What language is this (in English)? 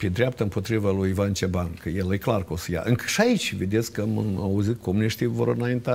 Romanian